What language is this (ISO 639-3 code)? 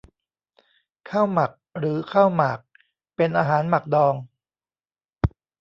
tha